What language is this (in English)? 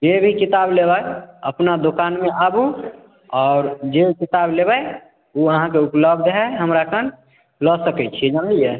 Maithili